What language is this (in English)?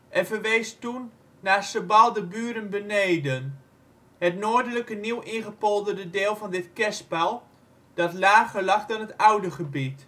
Dutch